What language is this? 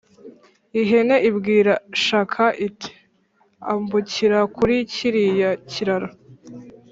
Kinyarwanda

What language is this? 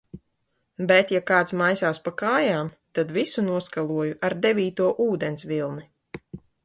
Latvian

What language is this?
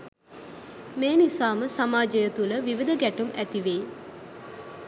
Sinhala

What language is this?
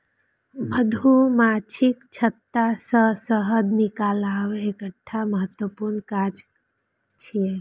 Maithili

